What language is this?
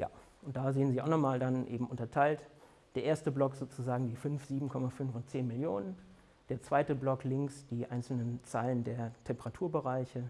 German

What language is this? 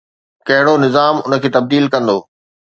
Sindhi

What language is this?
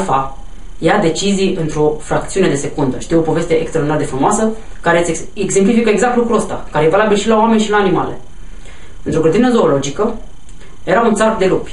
Romanian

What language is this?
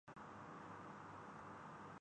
Urdu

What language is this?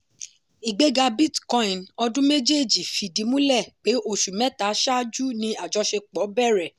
Yoruba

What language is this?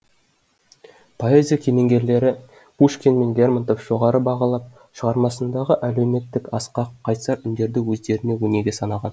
Kazakh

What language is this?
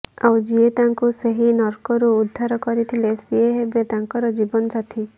Odia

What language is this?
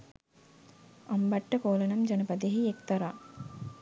Sinhala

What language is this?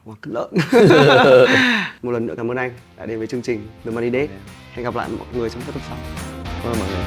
Vietnamese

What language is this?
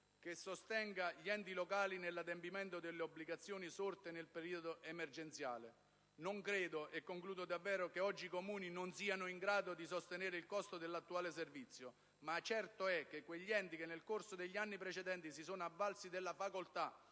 Italian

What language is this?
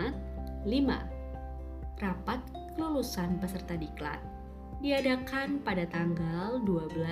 Indonesian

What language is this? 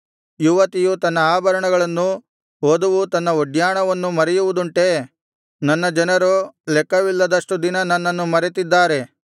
Kannada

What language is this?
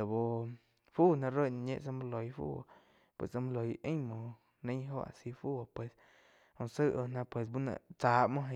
Quiotepec Chinantec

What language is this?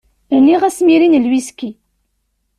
Kabyle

